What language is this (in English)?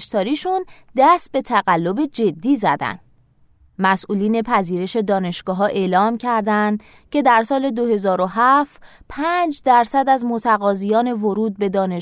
Persian